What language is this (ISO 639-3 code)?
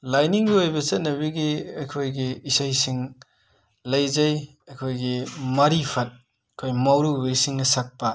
mni